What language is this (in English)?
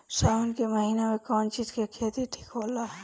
Bhojpuri